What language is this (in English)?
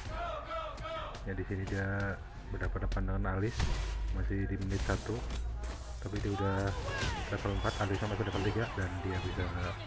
Indonesian